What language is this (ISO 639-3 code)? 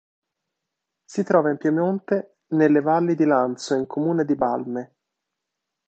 ita